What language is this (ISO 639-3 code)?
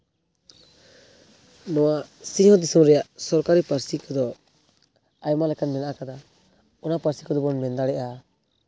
sat